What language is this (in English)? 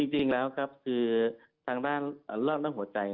Thai